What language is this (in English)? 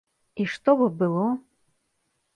Belarusian